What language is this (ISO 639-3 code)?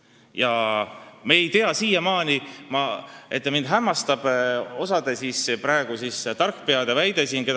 est